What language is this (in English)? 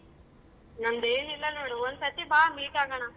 Kannada